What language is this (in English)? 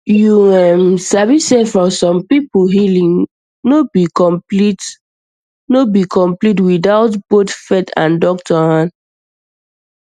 Nigerian Pidgin